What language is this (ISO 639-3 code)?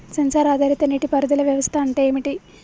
tel